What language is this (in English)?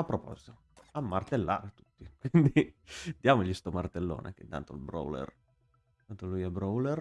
Italian